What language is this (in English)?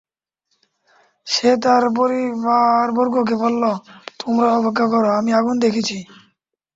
Bangla